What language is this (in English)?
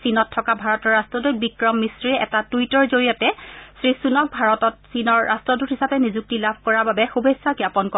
Assamese